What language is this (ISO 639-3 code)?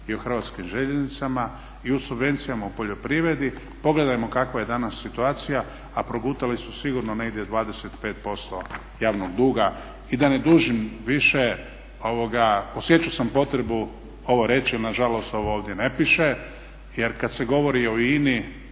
hrv